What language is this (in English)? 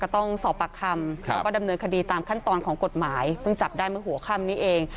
Thai